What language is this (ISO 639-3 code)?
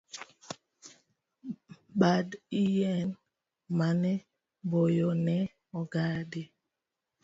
luo